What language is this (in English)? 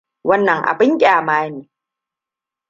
Hausa